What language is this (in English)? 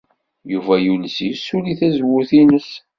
Kabyle